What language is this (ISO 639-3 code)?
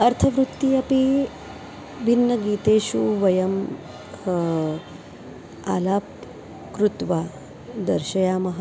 san